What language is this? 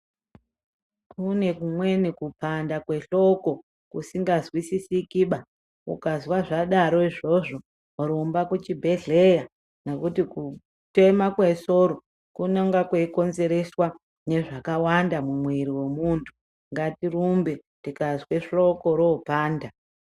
Ndau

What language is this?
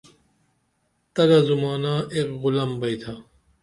Dameli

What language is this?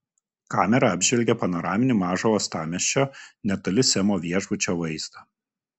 Lithuanian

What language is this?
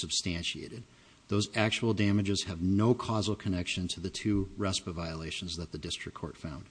English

